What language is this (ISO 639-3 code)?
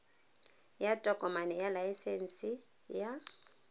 tsn